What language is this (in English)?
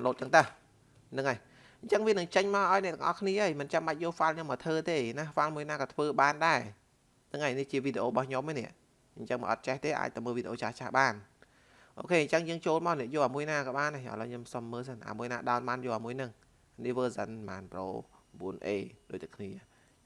Vietnamese